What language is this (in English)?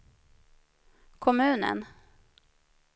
Swedish